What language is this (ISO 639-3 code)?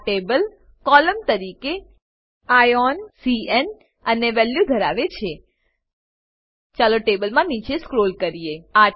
guj